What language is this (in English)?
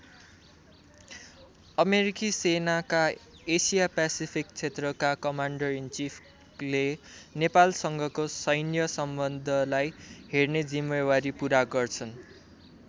Nepali